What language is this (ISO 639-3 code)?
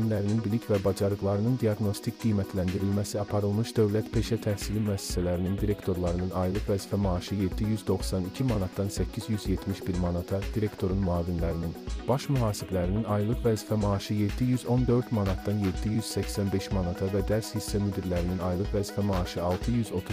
tur